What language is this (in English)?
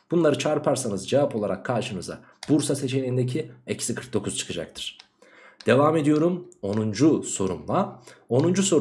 Turkish